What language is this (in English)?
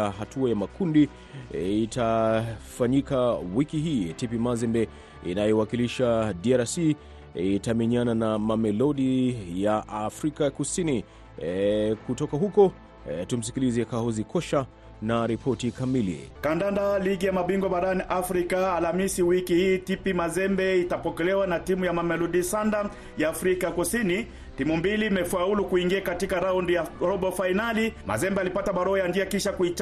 Swahili